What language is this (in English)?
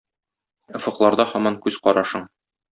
Tatar